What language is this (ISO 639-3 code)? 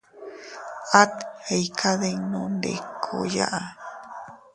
cut